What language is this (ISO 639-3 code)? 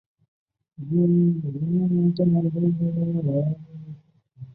zho